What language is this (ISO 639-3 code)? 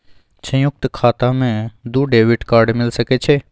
mai